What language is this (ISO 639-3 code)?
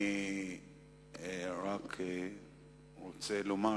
heb